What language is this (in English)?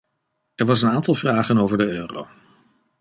Dutch